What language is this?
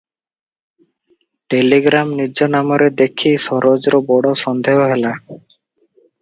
Odia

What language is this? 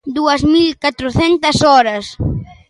Galician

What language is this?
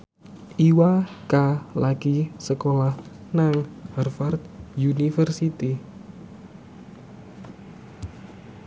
Javanese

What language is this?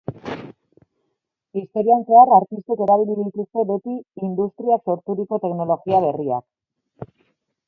Basque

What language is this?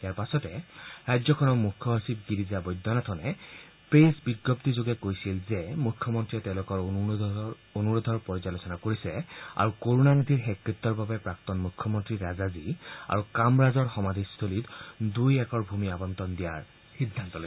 Assamese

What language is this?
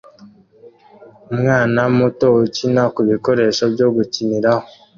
Kinyarwanda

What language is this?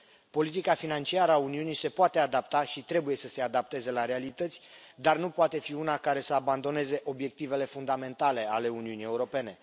Romanian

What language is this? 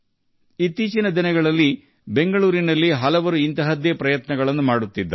Kannada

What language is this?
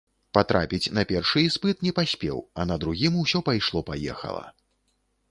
Belarusian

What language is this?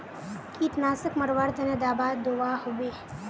Magahi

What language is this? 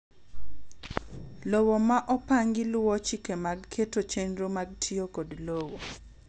Luo (Kenya and Tanzania)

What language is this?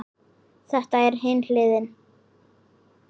Icelandic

